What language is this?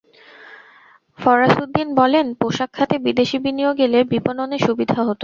Bangla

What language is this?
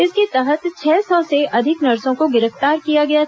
Hindi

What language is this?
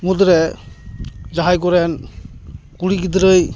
Santali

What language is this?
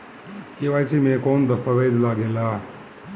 Bhojpuri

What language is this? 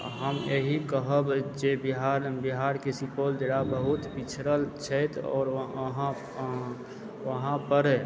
Maithili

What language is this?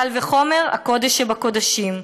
Hebrew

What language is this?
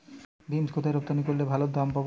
Bangla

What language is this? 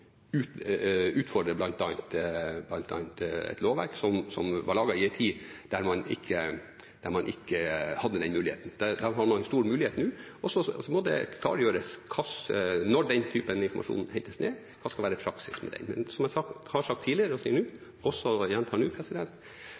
Norwegian Bokmål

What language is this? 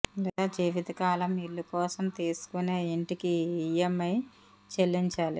Telugu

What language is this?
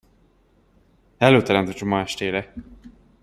Hungarian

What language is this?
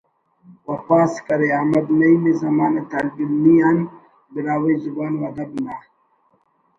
Brahui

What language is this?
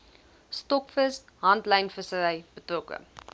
Afrikaans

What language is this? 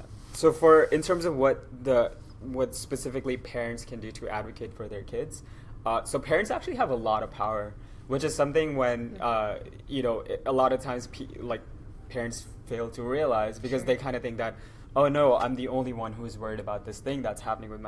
English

